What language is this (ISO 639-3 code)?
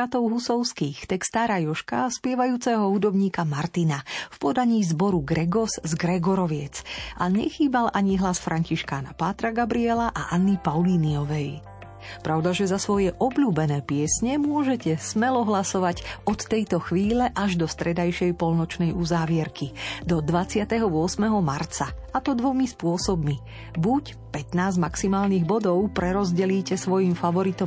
slk